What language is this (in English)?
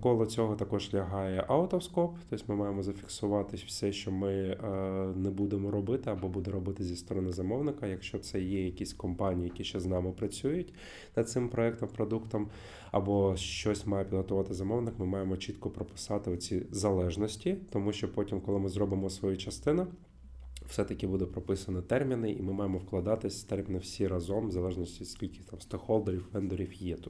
Ukrainian